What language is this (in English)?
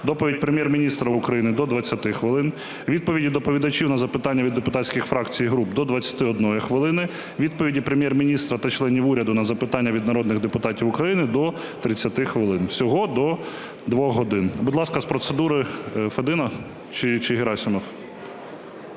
Ukrainian